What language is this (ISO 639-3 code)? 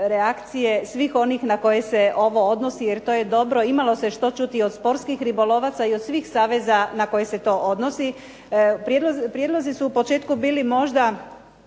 hrv